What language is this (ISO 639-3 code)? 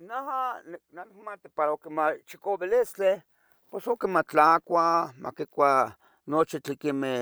nhg